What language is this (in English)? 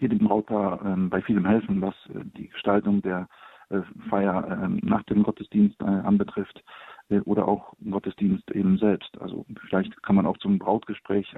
German